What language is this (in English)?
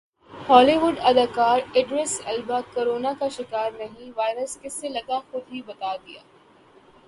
Urdu